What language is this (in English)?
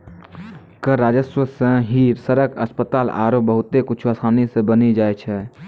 Maithili